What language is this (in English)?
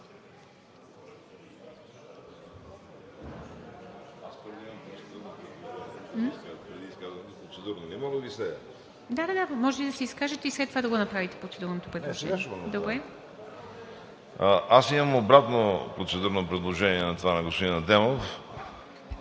Bulgarian